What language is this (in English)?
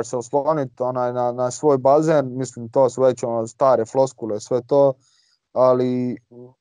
Croatian